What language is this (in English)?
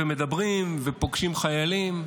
Hebrew